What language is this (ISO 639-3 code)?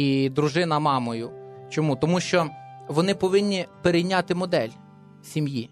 ukr